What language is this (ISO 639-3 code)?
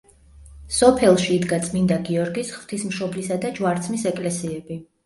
kat